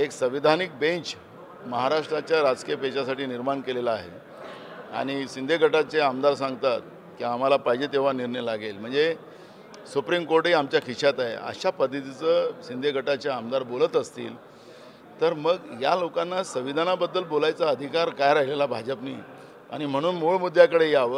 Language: Hindi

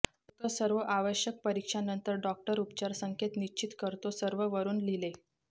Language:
Marathi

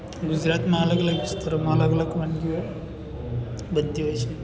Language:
Gujarati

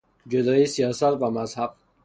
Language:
Persian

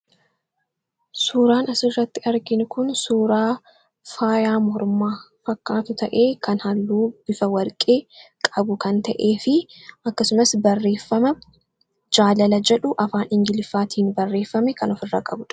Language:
Oromo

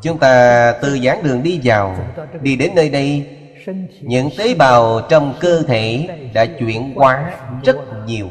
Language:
Vietnamese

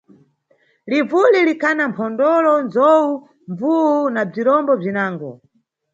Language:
Nyungwe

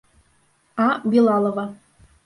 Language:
Bashkir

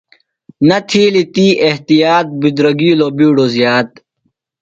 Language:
Phalura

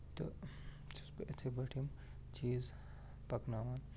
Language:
Kashmiri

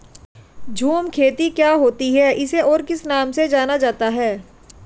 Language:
Hindi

